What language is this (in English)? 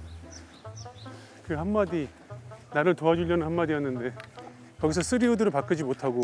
Korean